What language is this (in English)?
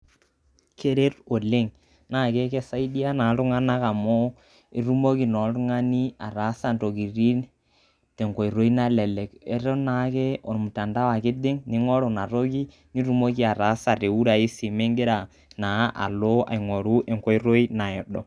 Masai